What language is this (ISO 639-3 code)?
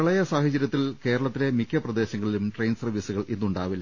mal